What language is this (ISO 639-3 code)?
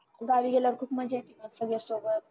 mar